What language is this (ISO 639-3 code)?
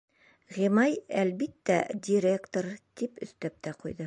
bak